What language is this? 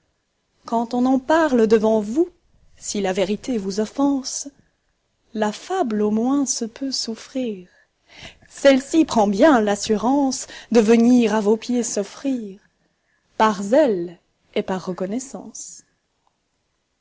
French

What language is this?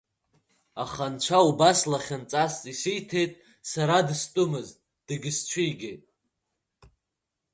Abkhazian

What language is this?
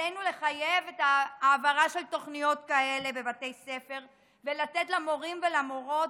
Hebrew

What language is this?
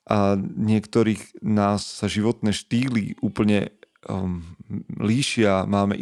Slovak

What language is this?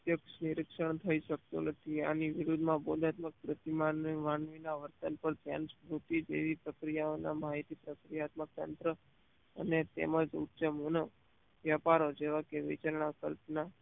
Gujarati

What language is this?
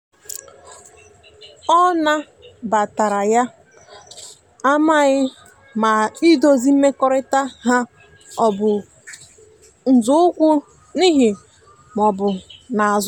Igbo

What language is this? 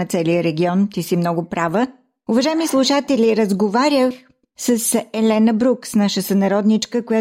Bulgarian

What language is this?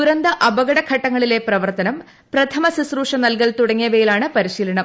Malayalam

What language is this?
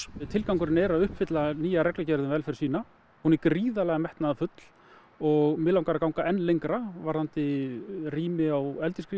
Icelandic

